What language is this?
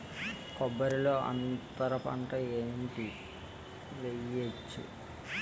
Telugu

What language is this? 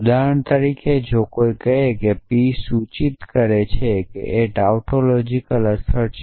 Gujarati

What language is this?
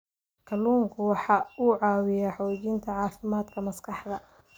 Somali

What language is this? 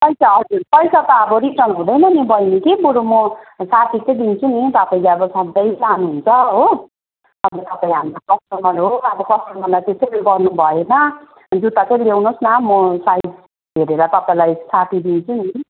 Nepali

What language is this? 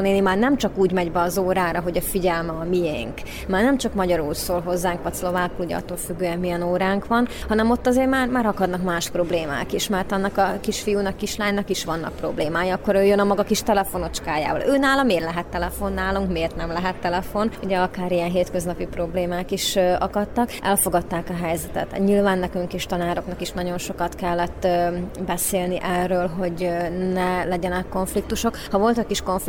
Hungarian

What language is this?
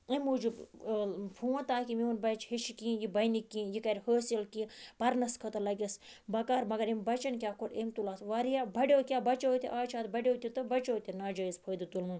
Kashmiri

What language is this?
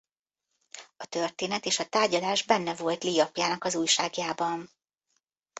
Hungarian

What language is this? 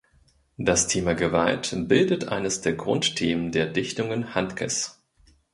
German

